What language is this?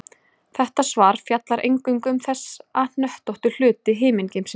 Icelandic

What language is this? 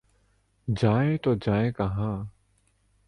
Urdu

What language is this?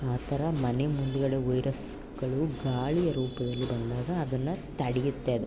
Kannada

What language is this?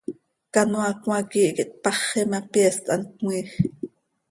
Seri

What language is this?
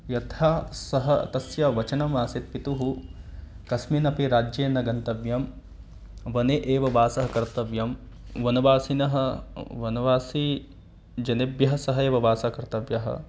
Sanskrit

